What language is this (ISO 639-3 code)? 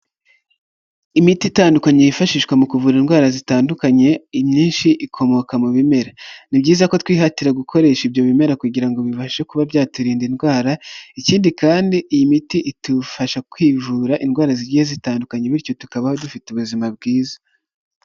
kin